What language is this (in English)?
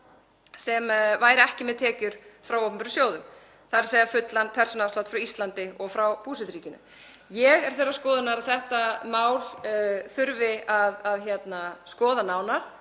Icelandic